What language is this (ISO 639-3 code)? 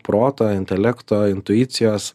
lit